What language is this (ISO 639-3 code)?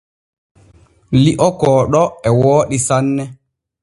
fue